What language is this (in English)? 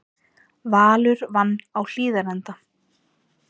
Icelandic